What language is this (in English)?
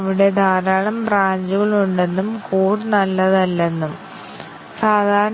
Malayalam